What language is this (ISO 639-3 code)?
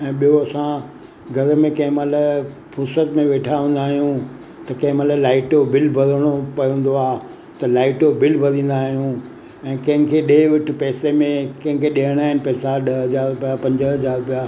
snd